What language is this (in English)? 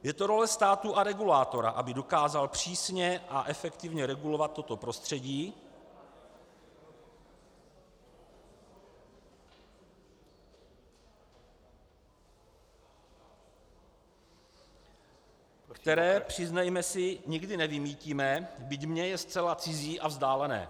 Czech